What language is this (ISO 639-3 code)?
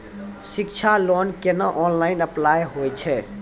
mai